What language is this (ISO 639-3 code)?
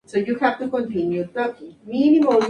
spa